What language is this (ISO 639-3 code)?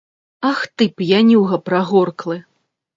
bel